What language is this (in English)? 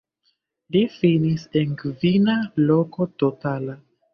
Esperanto